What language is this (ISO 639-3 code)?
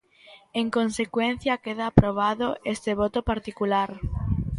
glg